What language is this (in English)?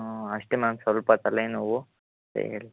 Kannada